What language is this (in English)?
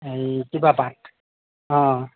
Assamese